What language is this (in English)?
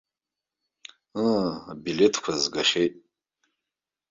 Abkhazian